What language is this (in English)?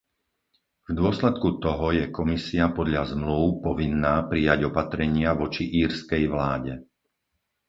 Slovak